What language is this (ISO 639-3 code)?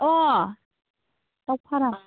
brx